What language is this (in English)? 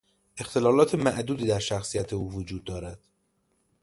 Persian